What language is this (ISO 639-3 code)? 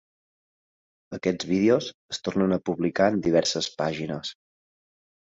cat